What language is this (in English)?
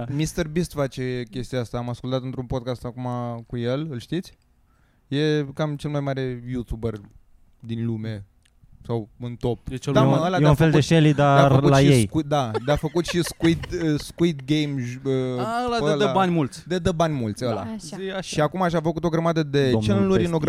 Romanian